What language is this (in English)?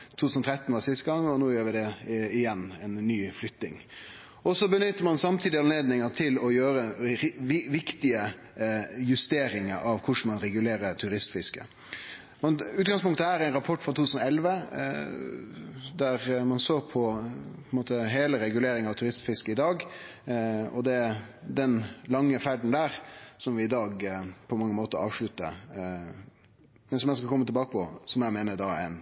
Norwegian Nynorsk